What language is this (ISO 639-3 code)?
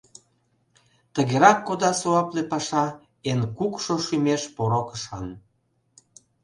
chm